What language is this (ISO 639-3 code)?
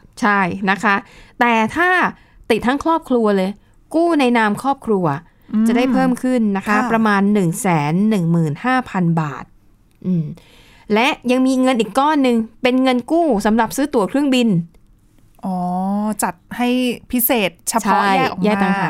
tha